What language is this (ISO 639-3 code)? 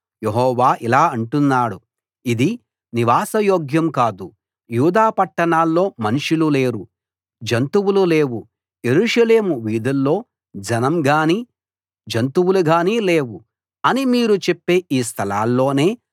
tel